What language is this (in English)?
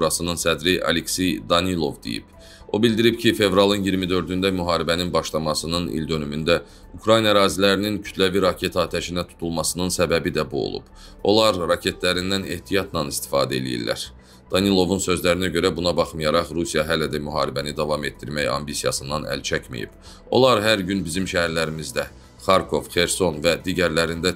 Turkish